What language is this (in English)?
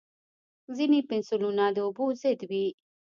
Pashto